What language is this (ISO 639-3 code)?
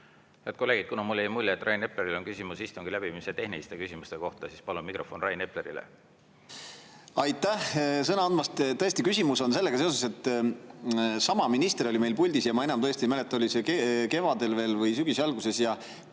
est